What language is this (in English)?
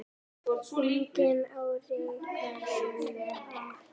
Icelandic